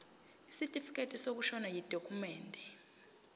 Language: Zulu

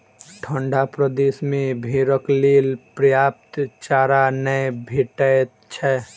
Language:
Maithili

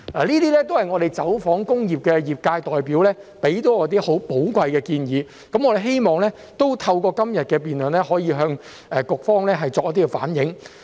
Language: Cantonese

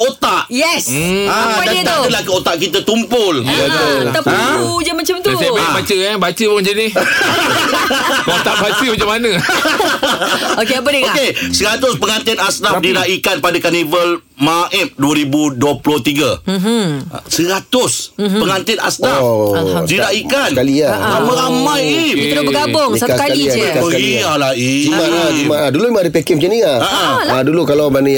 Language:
Malay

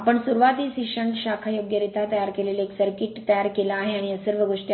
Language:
Marathi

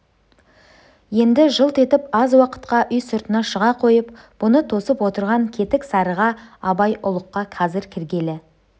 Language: Kazakh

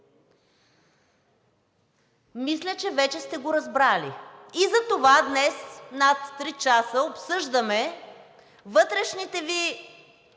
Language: Bulgarian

